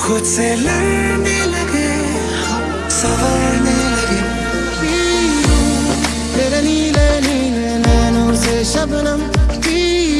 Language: Hindi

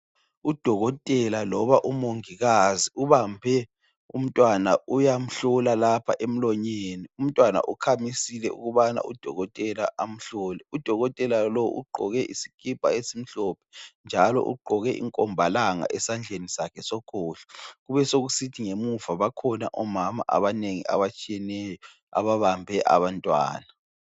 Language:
North Ndebele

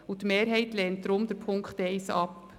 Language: Swiss German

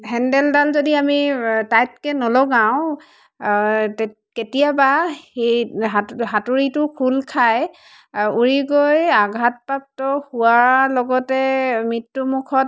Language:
Assamese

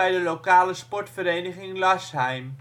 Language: Dutch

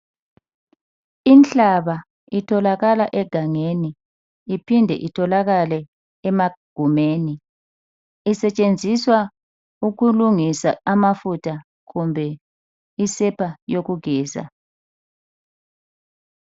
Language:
North Ndebele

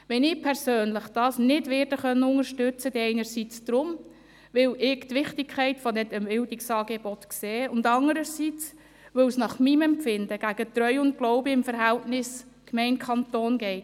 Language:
Swiss German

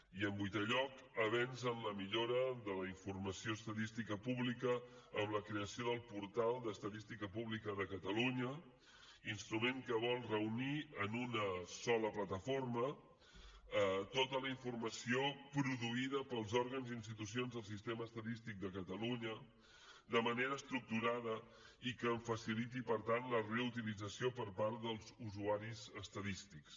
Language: Catalan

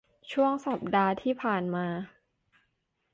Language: Thai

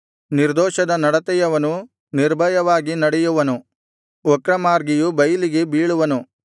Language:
Kannada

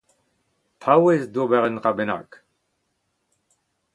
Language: Breton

